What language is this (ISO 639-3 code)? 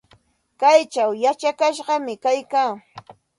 qxt